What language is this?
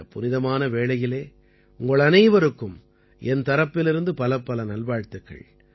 Tamil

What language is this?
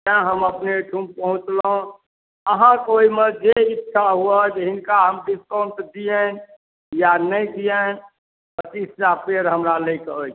Maithili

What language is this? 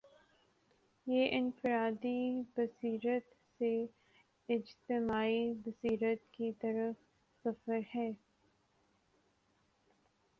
Urdu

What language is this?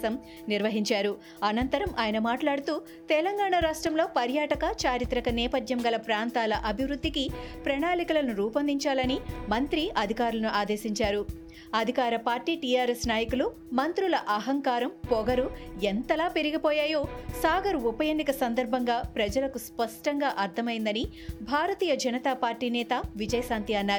Telugu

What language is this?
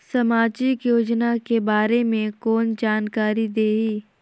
Chhattisgarhi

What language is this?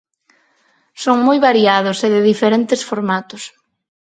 Galician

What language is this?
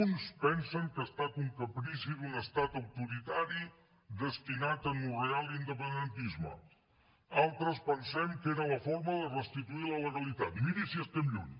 Catalan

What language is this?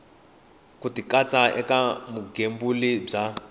Tsonga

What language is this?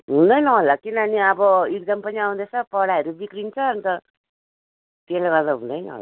Nepali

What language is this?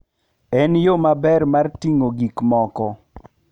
Luo (Kenya and Tanzania)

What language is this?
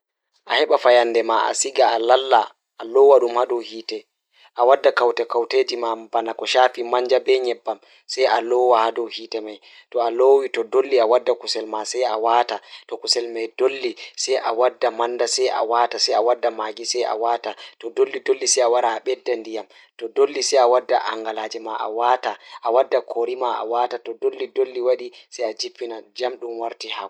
Fula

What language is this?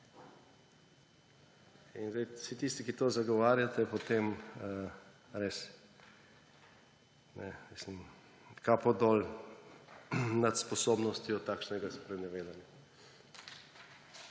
Slovenian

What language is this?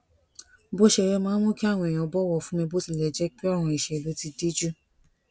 Yoruba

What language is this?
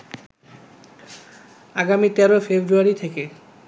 Bangla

